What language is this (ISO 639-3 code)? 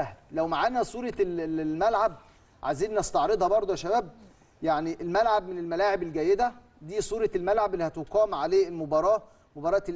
ara